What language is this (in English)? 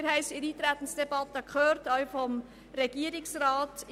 Swiss German